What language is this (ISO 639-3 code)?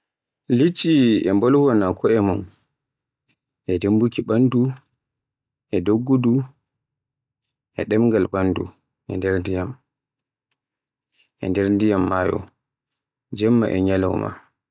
fue